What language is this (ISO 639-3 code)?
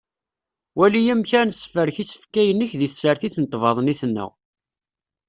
kab